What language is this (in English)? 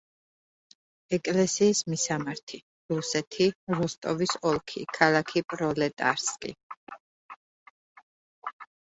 Georgian